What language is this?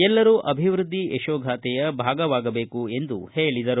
Kannada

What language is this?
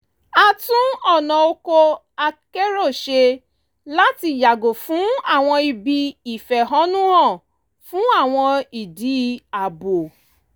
Yoruba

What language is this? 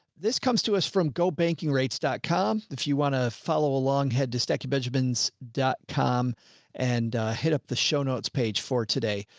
English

